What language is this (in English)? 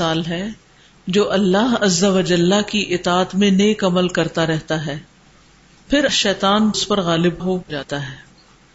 Urdu